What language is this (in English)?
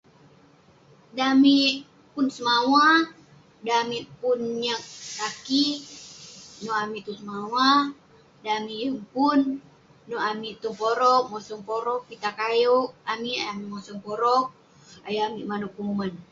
Western Penan